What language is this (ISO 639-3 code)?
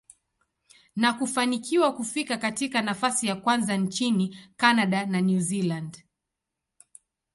swa